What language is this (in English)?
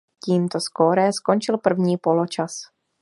Czech